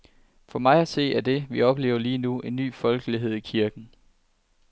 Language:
Danish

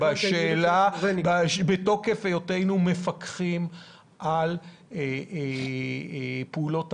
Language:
Hebrew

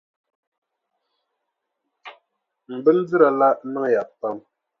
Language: Dagbani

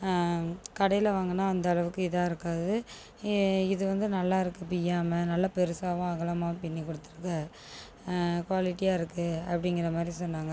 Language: Tamil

